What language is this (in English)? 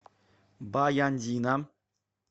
Russian